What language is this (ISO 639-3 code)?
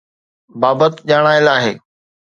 snd